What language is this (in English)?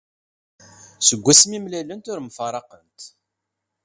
Kabyle